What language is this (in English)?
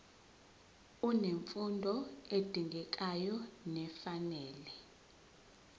Zulu